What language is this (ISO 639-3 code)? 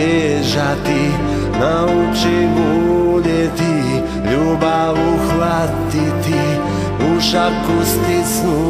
ukr